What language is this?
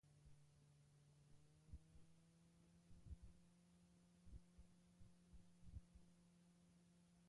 Basque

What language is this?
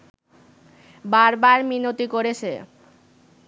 Bangla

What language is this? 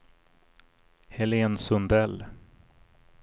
Swedish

